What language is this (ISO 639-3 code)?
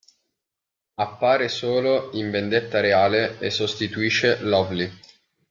ita